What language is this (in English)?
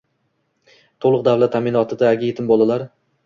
Uzbek